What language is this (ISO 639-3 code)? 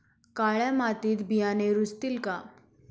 mar